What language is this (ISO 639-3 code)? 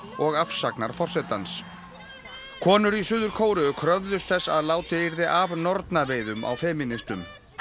isl